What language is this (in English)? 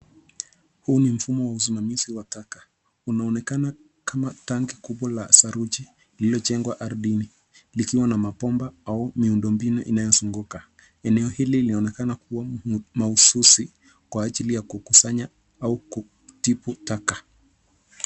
Swahili